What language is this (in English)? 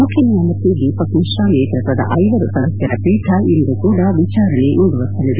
Kannada